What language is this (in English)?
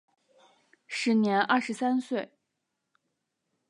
Chinese